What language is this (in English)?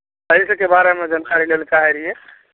Maithili